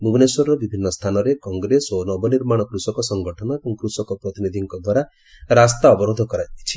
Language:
Odia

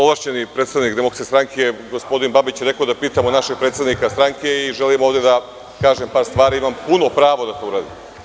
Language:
Serbian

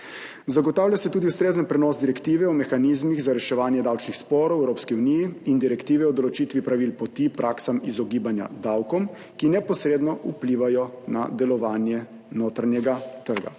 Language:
Slovenian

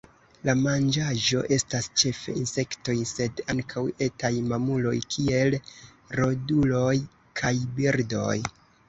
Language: Esperanto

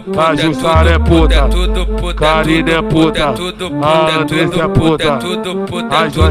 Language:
Romanian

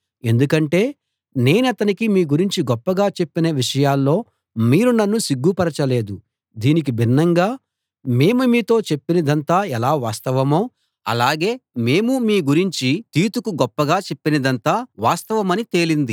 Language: Telugu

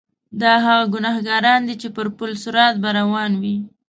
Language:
Pashto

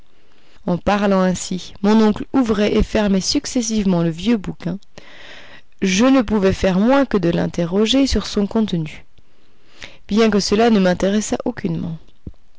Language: French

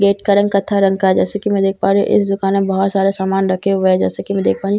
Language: Hindi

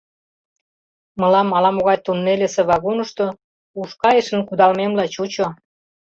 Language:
Mari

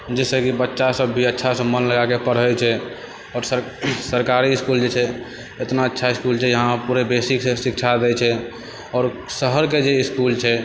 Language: Maithili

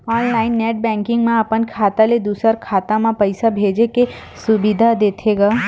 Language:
Chhattisgarhi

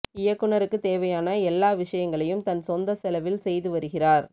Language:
Tamil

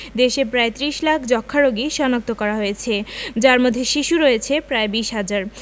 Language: Bangla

